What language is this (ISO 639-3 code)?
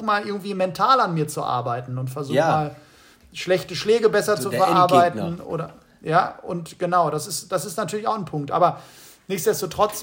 deu